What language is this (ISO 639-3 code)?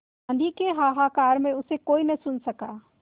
hin